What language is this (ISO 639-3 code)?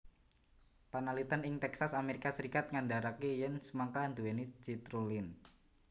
jav